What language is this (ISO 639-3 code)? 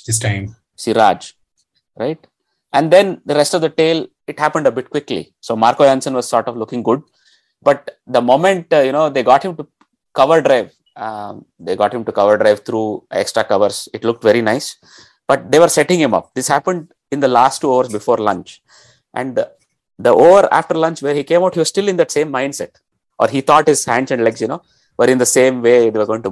eng